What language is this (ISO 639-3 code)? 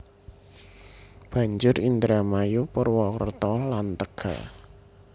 jav